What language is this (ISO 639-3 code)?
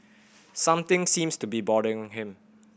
eng